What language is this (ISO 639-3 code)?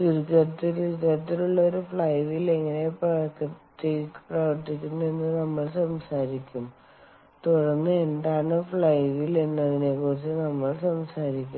mal